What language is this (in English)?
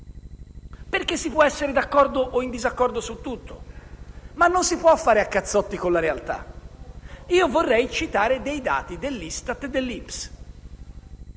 Italian